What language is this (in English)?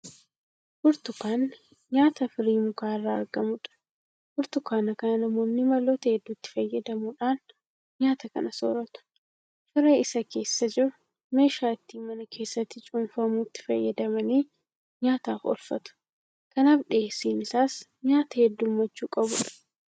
Oromo